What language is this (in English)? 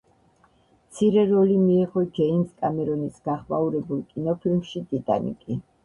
Georgian